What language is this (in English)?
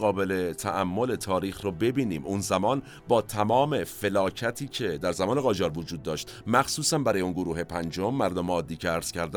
Persian